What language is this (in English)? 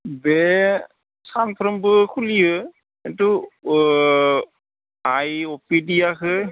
Bodo